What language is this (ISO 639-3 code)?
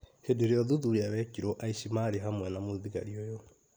kik